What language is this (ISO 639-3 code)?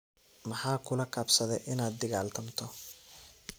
som